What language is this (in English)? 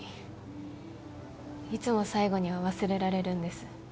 Japanese